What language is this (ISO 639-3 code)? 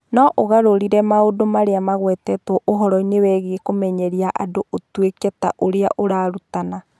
kik